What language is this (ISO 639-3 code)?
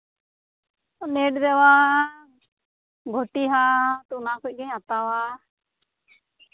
sat